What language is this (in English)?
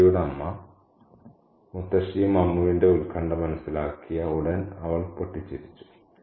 Malayalam